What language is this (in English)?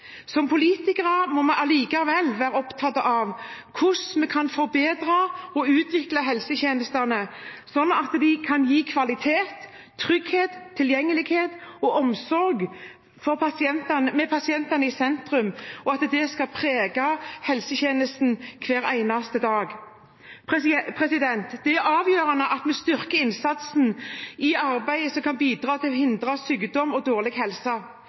Norwegian Bokmål